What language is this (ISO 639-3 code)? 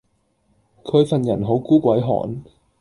yue